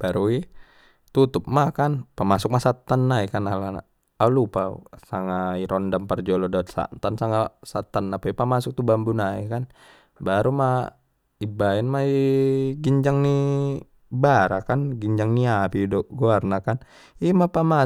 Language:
Batak Mandailing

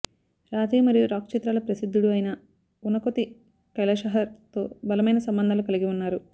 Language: Telugu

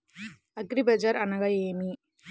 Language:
Telugu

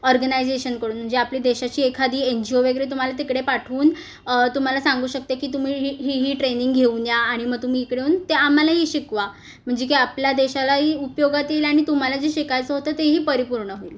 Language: Marathi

